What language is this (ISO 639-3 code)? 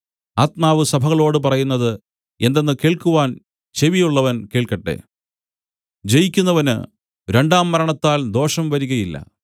mal